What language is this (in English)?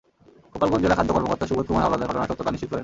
Bangla